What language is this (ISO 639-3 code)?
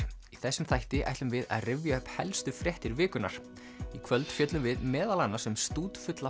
isl